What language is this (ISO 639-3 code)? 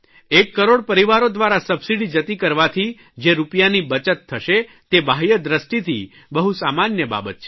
guj